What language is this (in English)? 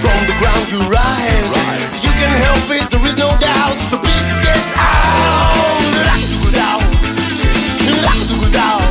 Greek